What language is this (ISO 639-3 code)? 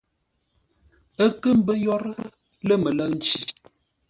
nla